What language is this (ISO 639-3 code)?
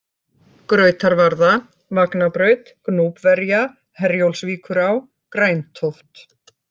isl